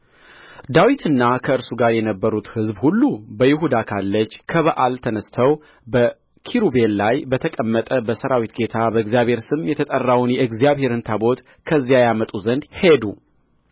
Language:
Amharic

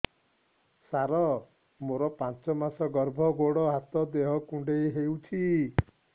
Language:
Odia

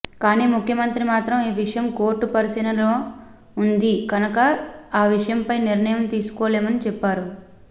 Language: Telugu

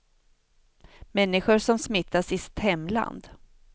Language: Swedish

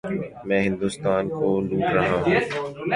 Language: Urdu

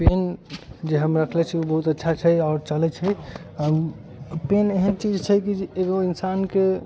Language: Maithili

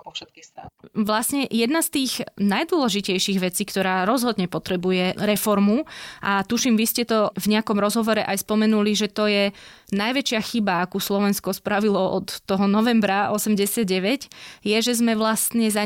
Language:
Slovak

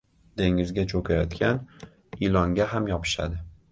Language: Uzbek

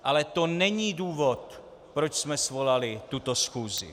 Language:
Czech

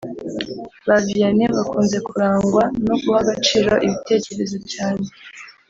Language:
Kinyarwanda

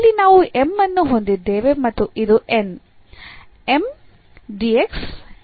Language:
Kannada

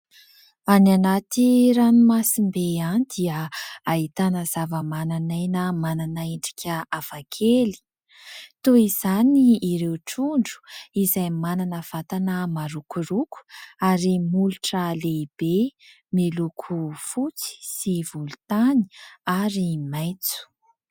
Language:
Malagasy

